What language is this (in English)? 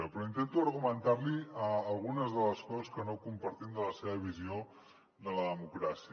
Catalan